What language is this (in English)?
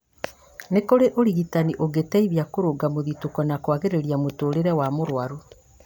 Kikuyu